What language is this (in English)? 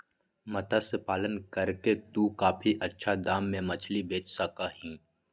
Magahi